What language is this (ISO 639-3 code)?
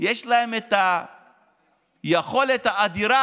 heb